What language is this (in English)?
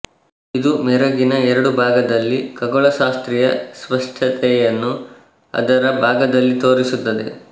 Kannada